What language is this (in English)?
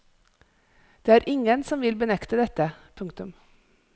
Norwegian